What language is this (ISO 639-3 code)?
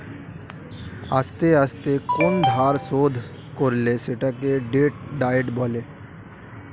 ben